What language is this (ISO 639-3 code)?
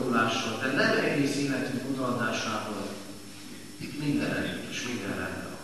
hun